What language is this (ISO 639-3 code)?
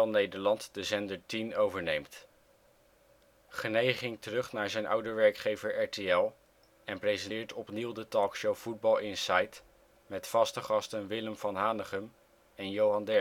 nld